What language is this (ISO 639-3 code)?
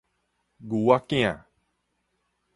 nan